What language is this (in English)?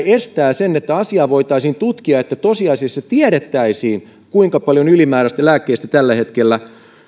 Finnish